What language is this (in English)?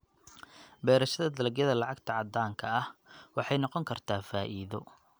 Somali